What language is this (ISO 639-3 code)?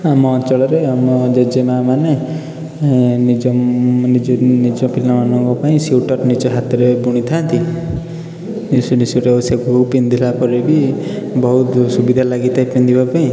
ori